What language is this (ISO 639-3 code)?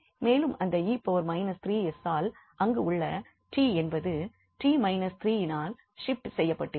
tam